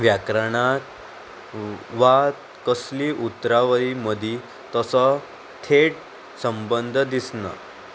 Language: Konkani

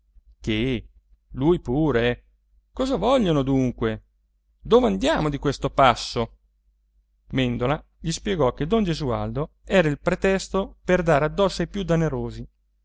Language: Italian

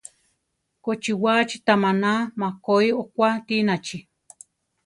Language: Central Tarahumara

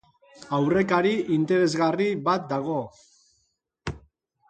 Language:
Basque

